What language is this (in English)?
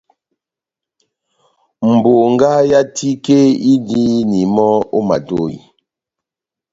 Batanga